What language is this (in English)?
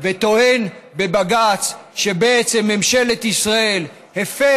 Hebrew